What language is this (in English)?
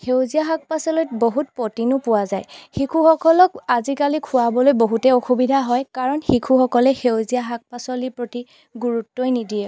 Assamese